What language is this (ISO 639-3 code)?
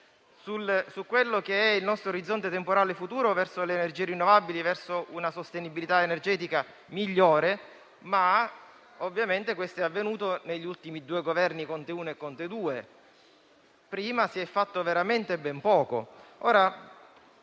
ita